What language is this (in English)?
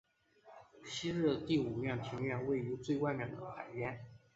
Chinese